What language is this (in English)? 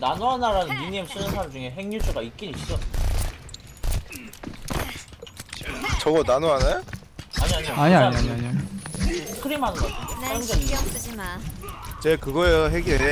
Korean